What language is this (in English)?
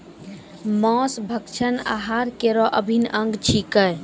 Maithili